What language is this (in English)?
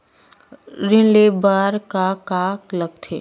Chhattisgarhi